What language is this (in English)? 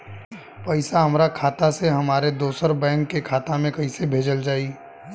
Bhojpuri